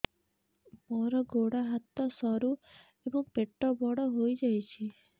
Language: Odia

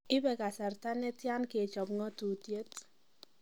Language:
Kalenjin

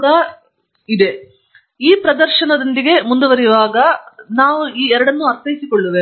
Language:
Kannada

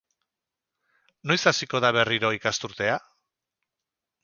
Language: Basque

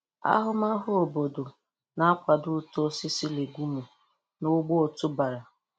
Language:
Igbo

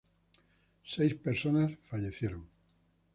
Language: Spanish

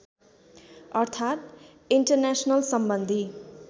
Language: Nepali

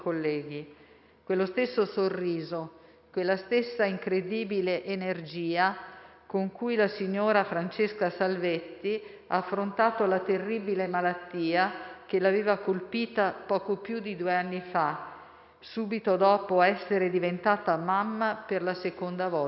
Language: Italian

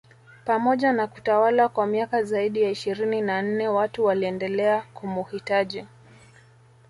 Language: Swahili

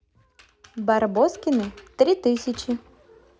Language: Russian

